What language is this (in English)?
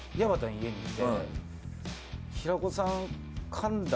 Japanese